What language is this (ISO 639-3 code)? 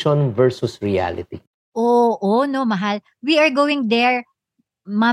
fil